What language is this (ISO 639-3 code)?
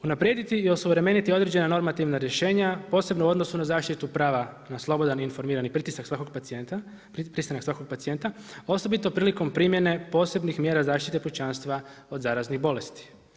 hrv